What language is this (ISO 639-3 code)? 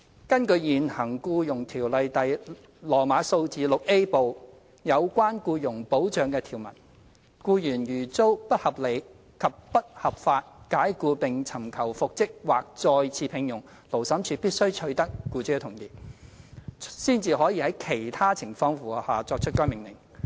yue